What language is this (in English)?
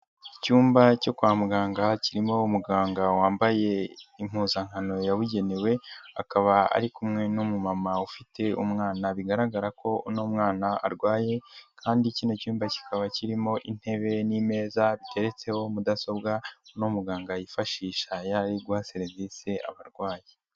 Kinyarwanda